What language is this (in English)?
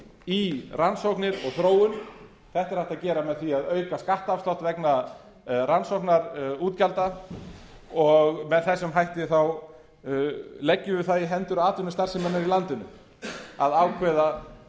Icelandic